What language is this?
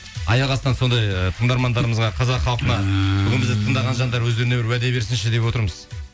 Kazakh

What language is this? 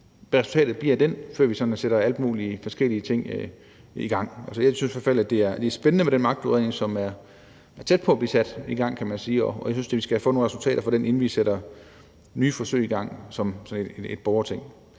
Danish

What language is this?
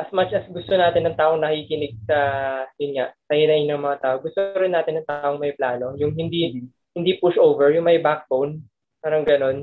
Filipino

